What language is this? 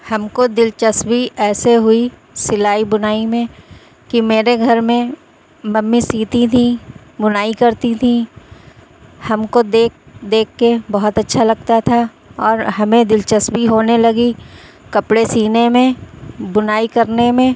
Urdu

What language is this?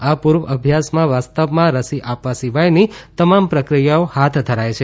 Gujarati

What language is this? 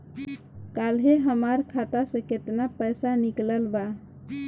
Bhojpuri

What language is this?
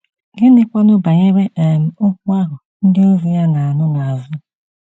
Igbo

